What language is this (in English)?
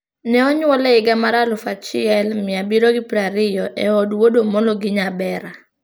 Luo (Kenya and Tanzania)